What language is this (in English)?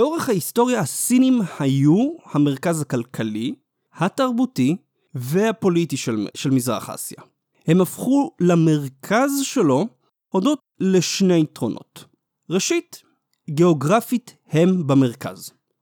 Hebrew